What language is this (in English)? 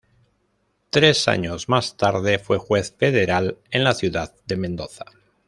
Spanish